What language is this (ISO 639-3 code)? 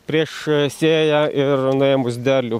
lit